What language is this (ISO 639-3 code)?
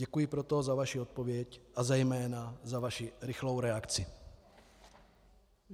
ces